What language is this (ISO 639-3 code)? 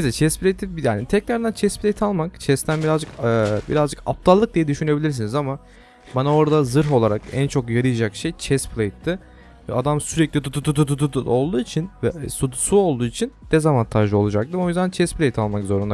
tur